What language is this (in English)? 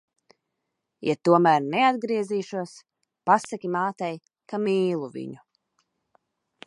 Latvian